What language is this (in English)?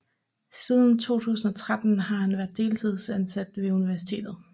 Danish